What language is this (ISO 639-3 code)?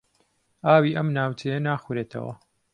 ckb